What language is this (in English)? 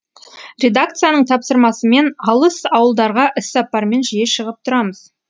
Kazakh